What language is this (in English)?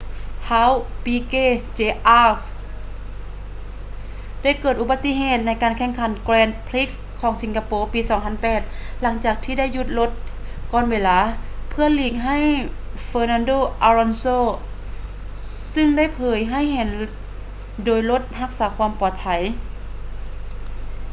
Lao